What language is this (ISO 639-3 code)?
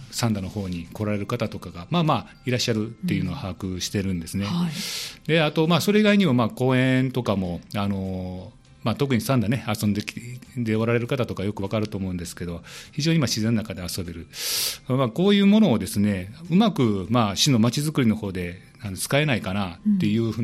jpn